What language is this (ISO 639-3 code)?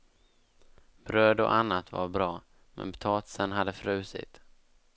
swe